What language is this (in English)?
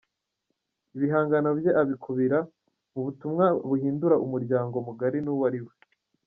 Kinyarwanda